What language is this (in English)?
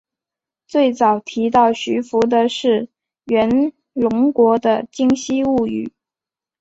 Chinese